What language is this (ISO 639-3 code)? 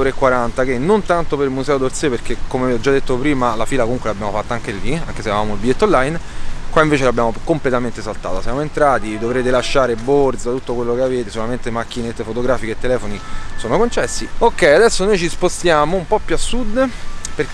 ita